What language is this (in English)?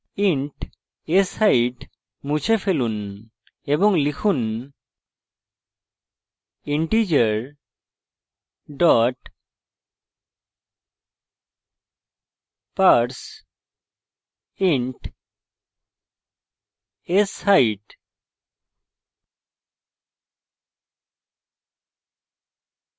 Bangla